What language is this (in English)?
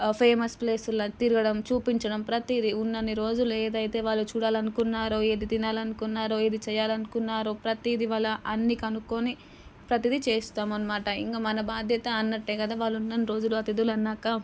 Telugu